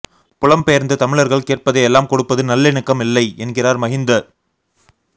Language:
Tamil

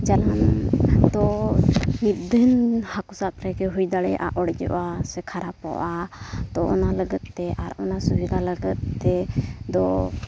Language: Santali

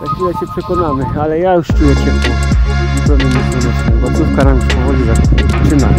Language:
Polish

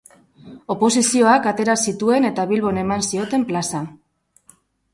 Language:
Basque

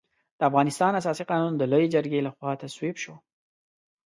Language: Pashto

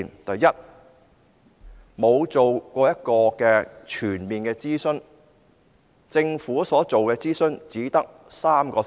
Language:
Cantonese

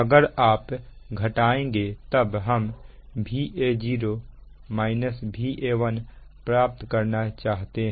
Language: Hindi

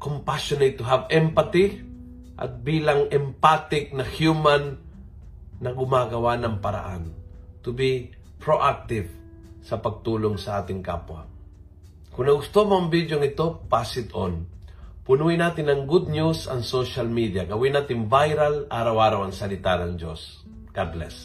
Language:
Filipino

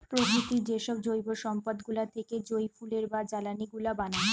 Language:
Bangla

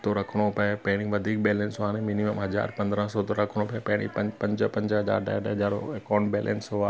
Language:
Sindhi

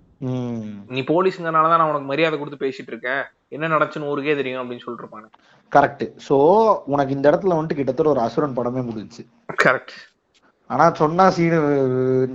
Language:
Tamil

